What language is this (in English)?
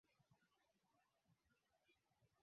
Swahili